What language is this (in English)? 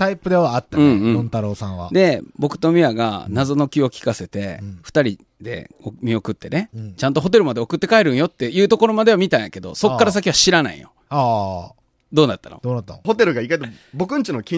Japanese